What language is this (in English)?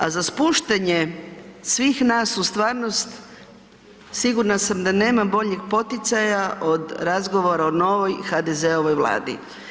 Croatian